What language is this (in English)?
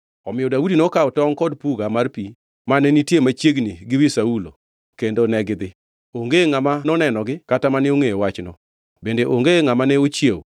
Luo (Kenya and Tanzania)